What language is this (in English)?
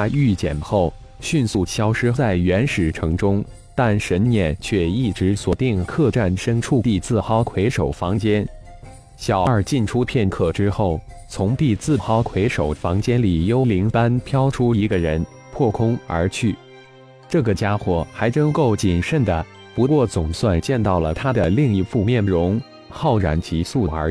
Chinese